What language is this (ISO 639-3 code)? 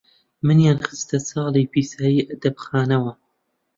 ckb